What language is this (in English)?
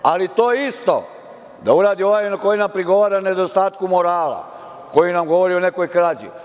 Serbian